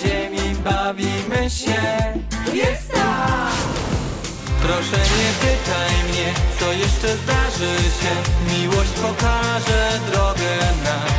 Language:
Polish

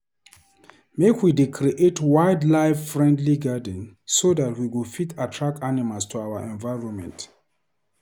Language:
Nigerian Pidgin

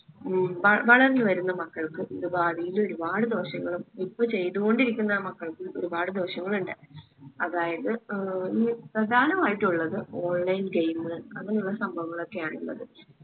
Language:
Malayalam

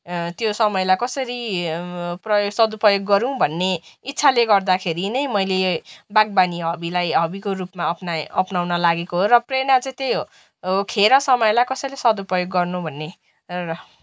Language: Nepali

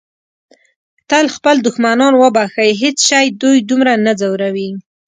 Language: Pashto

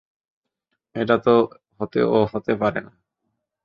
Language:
Bangla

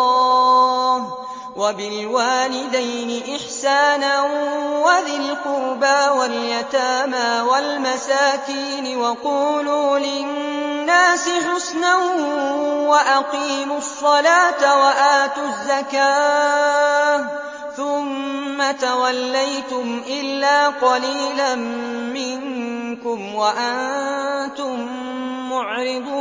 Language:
Arabic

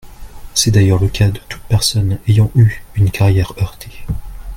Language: French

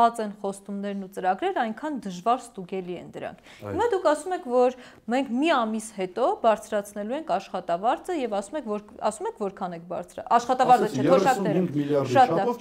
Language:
Turkish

